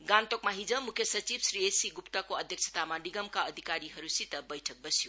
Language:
Nepali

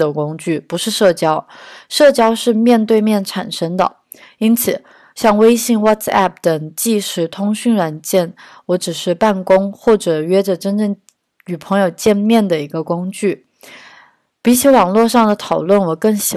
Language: Chinese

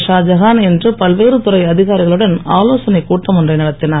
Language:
Tamil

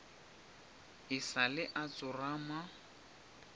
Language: Northern Sotho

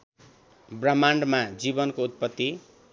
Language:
Nepali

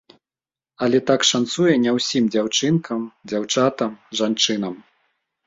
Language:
Belarusian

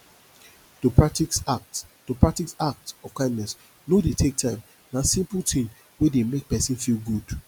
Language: Nigerian Pidgin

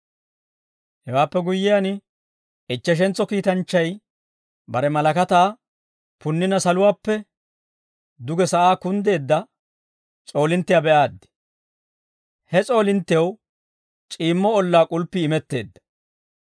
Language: Dawro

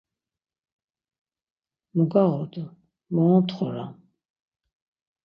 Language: Laz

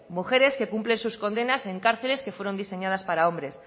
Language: Spanish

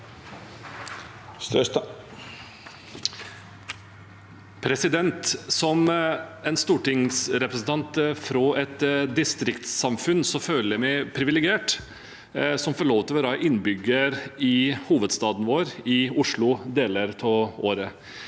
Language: Norwegian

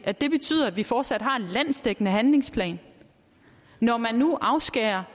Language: Danish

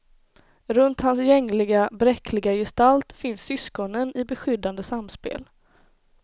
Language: Swedish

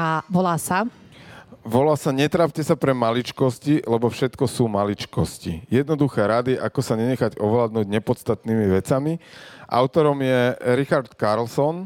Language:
Slovak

